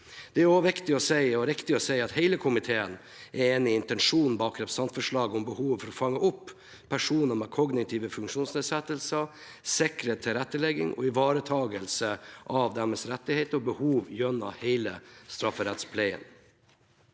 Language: Norwegian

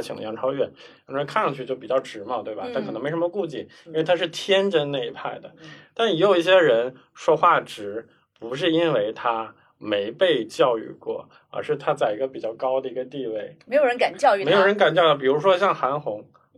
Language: Chinese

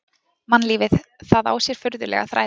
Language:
Icelandic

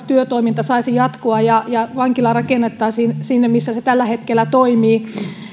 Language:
Finnish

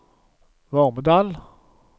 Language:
Norwegian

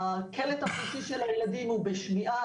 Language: Hebrew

